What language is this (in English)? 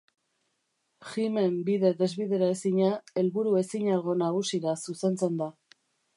Basque